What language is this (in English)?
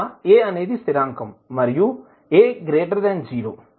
Telugu